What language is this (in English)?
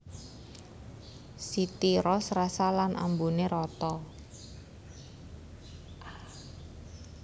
Javanese